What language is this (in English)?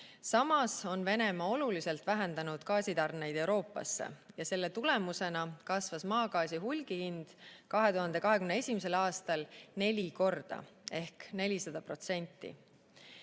Estonian